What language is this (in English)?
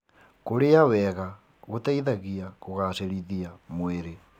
Kikuyu